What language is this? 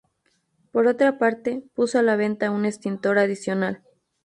Spanish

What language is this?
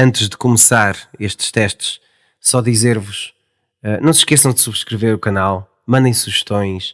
Portuguese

